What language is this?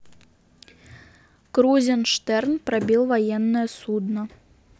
Russian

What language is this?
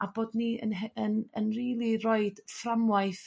Welsh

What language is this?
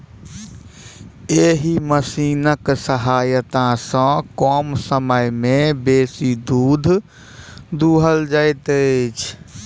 Maithili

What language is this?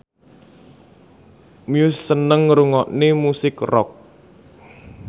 Javanese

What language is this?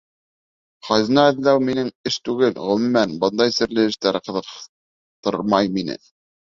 Bashkir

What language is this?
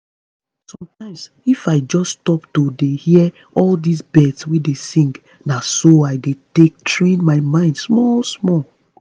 Nigerian Pidgin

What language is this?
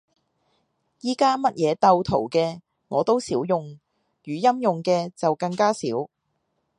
Cantonese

